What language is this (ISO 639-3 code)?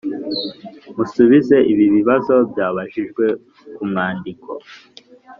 kin